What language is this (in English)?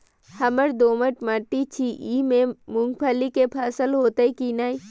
Maithili